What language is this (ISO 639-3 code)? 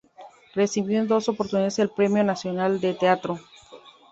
spa